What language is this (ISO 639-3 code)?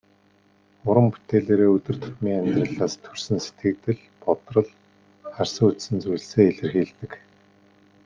mon